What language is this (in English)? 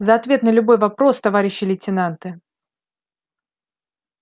Russian